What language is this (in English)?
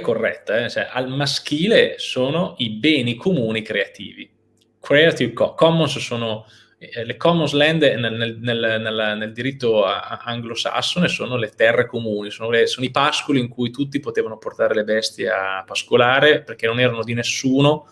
Italian